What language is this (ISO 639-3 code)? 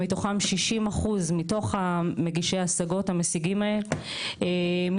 heb